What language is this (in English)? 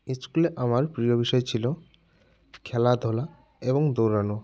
Bangla